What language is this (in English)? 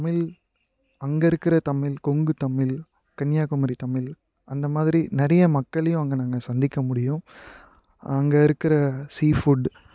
Tamil